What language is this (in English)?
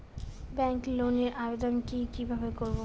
Bangla